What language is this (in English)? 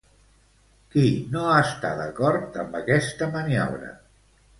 Catalan